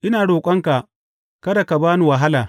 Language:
Hausa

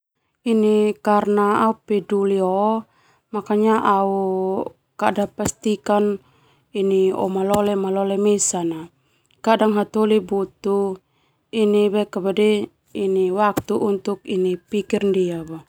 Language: Termanu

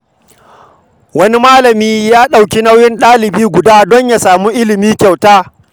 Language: Hausa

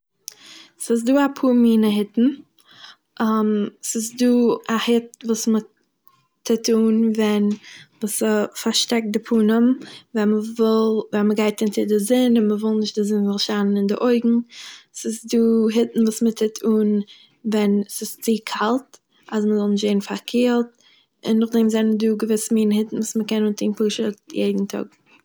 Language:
Yiddish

